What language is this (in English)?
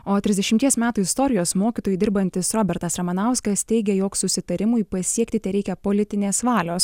Lithuanian